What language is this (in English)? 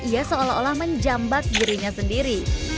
Indonesian